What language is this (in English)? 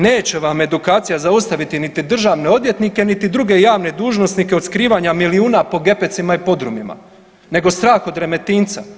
Croatian